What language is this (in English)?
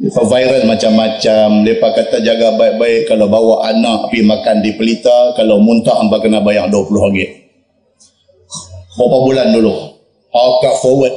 Malay